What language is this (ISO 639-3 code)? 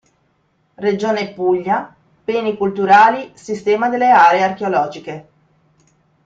ita